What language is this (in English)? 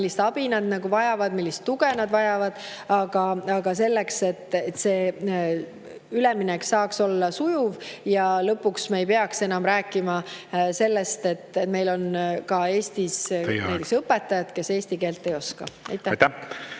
Estonian